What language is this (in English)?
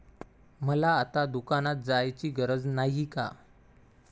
Marathi